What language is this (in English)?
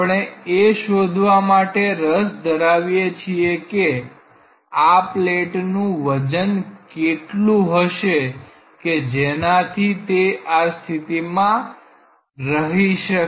Gujarati